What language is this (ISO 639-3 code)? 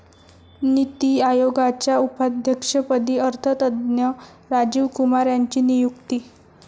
mar